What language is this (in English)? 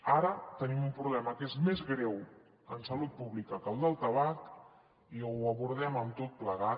Catalan